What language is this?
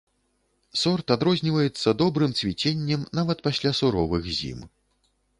Belarusian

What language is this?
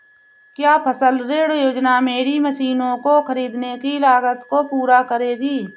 Hindi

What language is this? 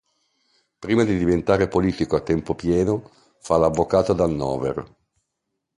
Italian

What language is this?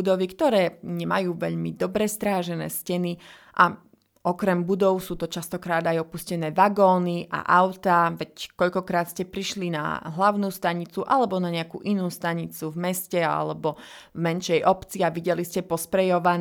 Slovak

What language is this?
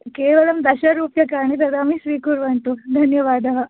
Sanskrit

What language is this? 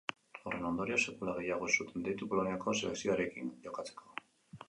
Basque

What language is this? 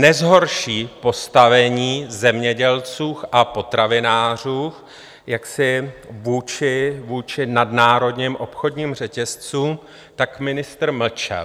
Czech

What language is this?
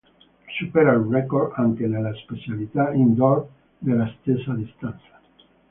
Italian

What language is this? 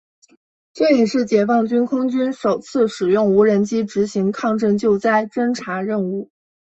Chinese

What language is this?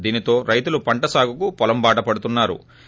Telugu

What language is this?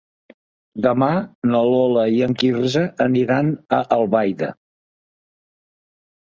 Catalan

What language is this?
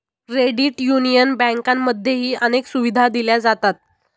Marathi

